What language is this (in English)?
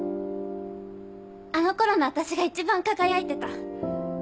Japanese